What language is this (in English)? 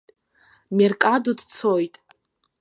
Abkhazian